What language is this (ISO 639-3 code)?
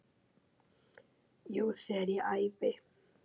isl